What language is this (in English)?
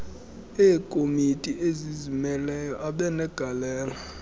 Xhosa